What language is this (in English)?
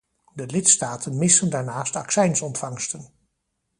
Dutch